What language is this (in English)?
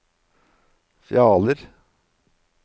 Norwegian